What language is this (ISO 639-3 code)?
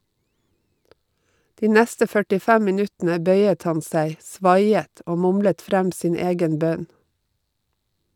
nor